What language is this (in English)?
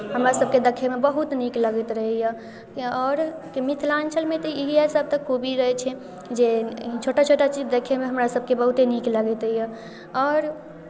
Maithili